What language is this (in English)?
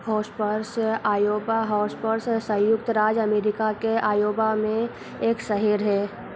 Hindi